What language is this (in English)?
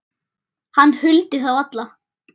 Icelandic